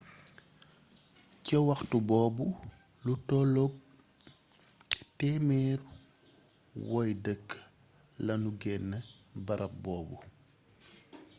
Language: Wolof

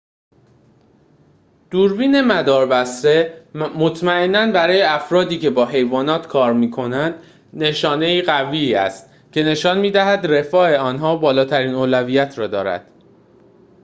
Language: Persian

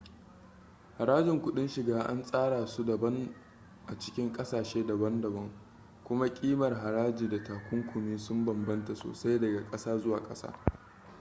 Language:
Hausa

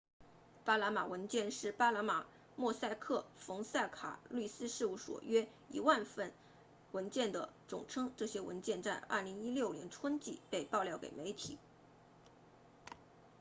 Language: Chinese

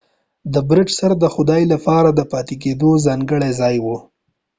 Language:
Pashto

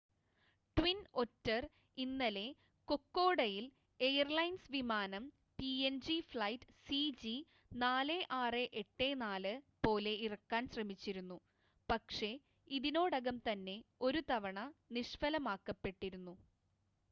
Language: Malayalam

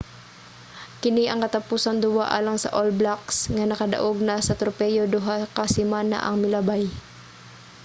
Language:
Cebuano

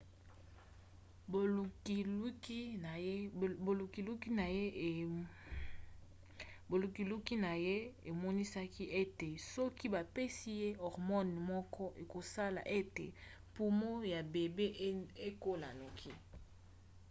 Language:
Lingala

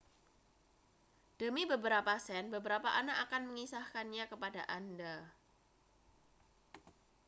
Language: Indonesian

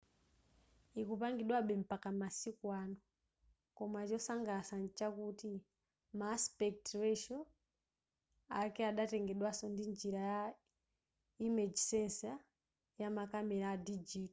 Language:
Nyanja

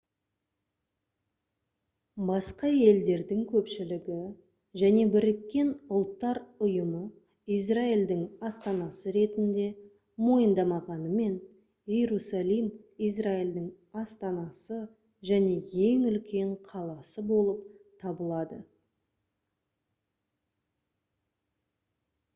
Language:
Kazakh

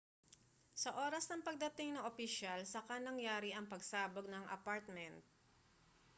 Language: Filipino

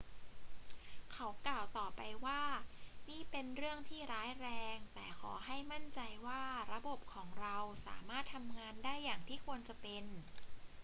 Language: Thai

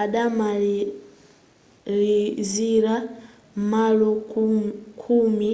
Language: Nyanja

